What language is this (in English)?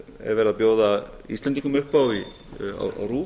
Icelandic